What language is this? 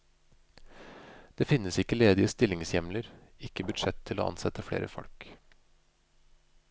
Norwegian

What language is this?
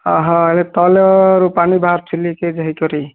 Odia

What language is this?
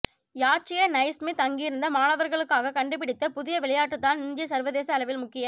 Tamil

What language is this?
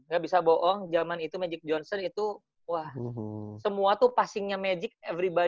Indonesian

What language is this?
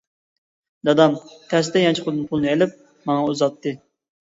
Uyghur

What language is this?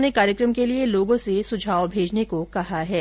Hindi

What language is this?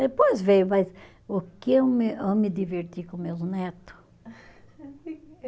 Portuguese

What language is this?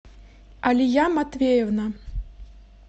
Russian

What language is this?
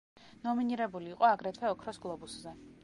Georgian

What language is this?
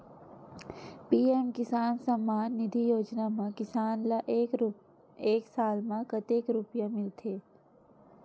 Chhattisgarhi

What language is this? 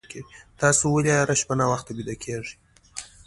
Pashto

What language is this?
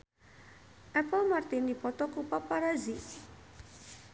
Sundanese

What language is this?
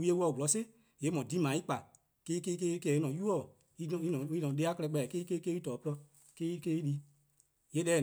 Eastern Krahn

